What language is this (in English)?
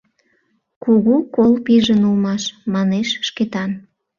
Mari